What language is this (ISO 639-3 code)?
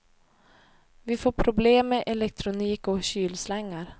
swe